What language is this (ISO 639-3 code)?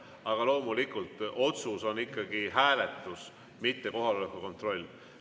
est